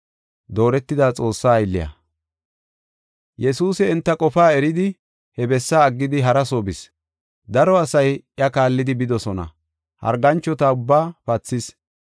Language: Gofa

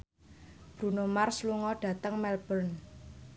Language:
Javanese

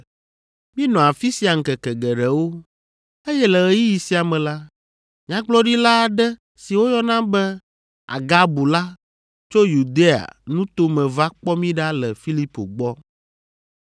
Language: Ewe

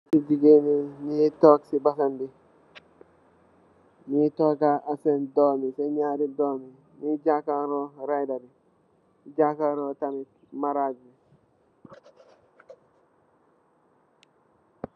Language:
Wolof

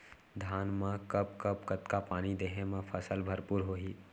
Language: Chhattisgarhi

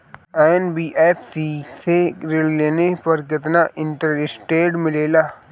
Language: Bhojpuri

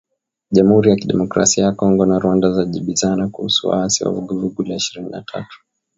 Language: Swahili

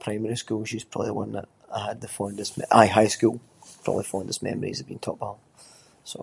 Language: Scots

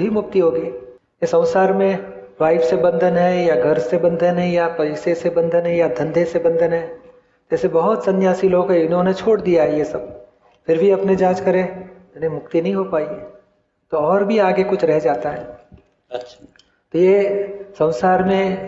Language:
Hindi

